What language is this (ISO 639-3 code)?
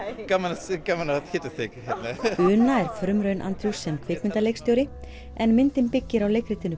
isl